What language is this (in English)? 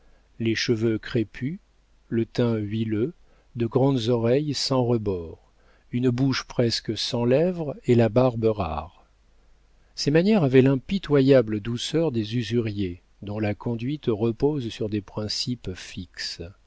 French